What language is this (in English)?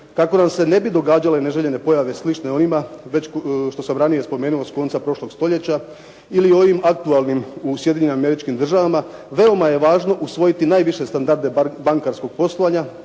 Croatian